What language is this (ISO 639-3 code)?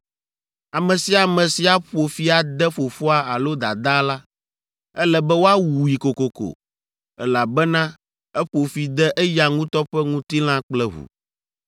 ewe